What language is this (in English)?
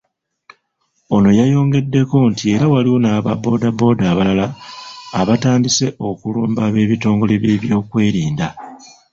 Ganda